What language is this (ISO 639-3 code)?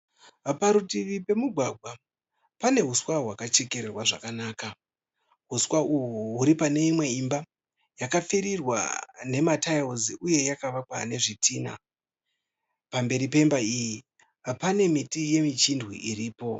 sna